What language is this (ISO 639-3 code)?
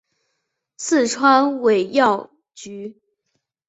zho